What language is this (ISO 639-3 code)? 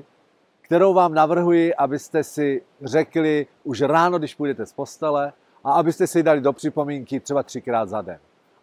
ces